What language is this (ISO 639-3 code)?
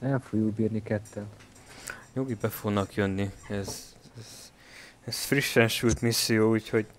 hun